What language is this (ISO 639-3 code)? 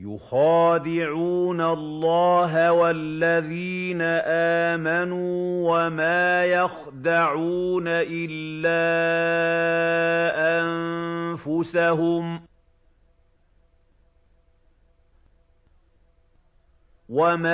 ara